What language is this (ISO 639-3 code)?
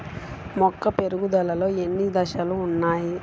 tel